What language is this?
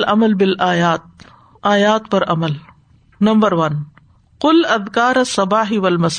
Urdu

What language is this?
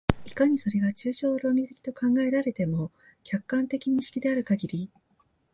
Japanese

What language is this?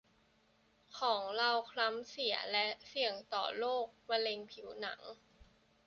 Thai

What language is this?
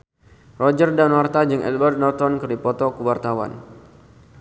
Sundanese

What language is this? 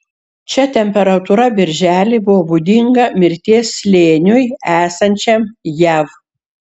Lithuanian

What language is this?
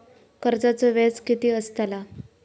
Marathi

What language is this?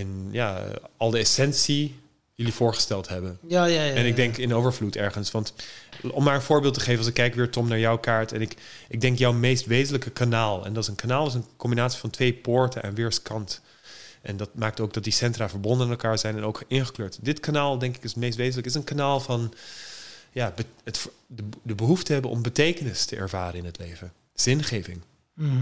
Dutch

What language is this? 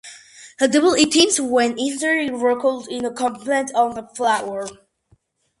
English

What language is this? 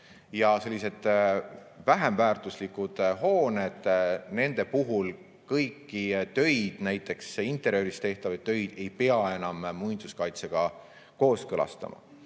Estonian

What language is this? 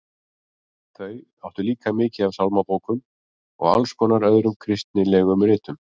Icelandic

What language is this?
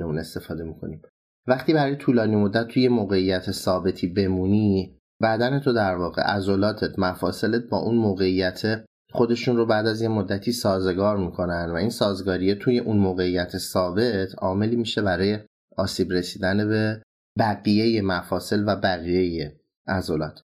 Persian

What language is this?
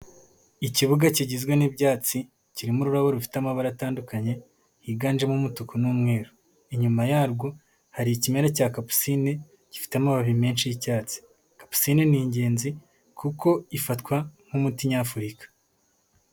Kinyarwanda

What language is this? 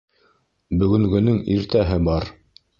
Bashkir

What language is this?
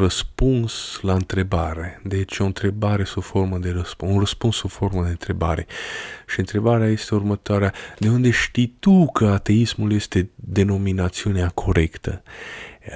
Romanian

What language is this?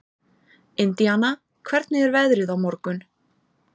Icelandic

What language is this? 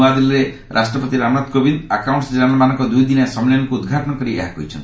Odia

